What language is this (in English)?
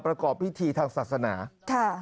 Thai